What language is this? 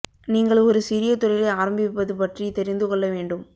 Tamil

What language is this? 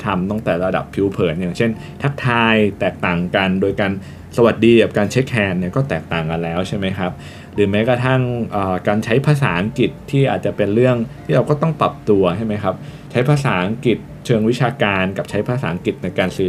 Thai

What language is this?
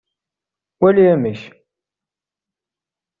Kabyle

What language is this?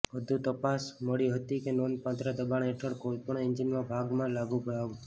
Gujarati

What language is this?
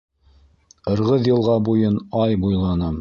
Bashkir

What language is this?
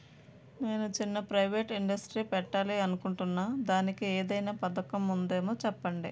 Telugu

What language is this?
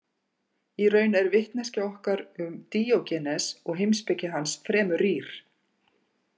Icelandic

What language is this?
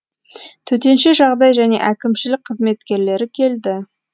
Kazakh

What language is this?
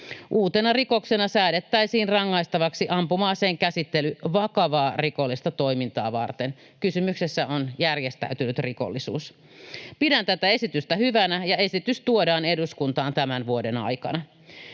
Finnish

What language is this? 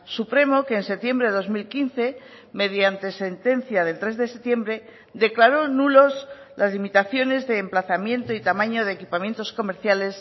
Spanish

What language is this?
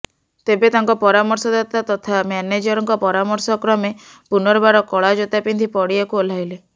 Odia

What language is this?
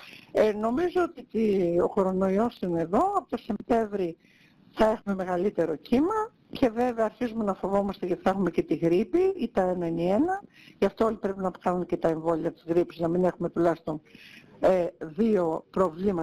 Greek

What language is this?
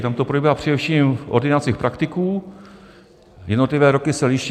Czech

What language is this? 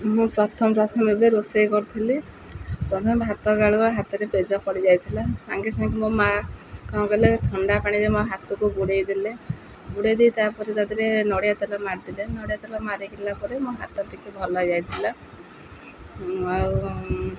Odia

